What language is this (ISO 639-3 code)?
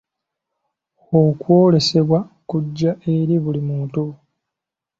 lug